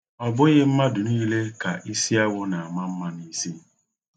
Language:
Igbo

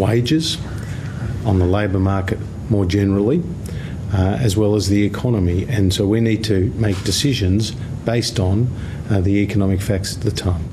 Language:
Bulgarian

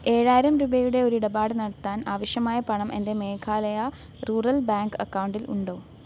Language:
Malayalam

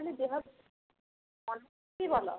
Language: Odia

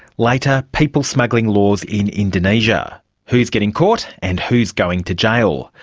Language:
English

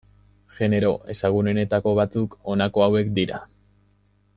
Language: Basque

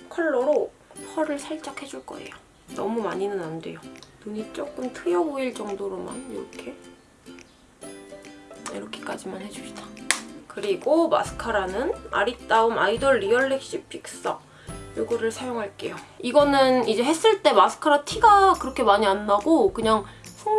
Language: Korean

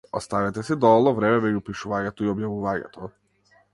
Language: Macedonian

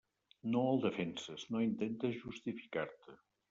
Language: Catalan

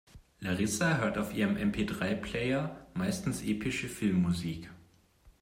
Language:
German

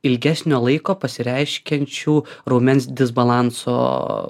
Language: Lithuanian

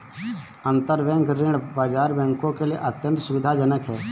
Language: Hindi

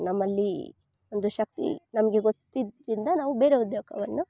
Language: Kannada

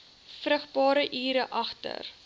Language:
Afrikaans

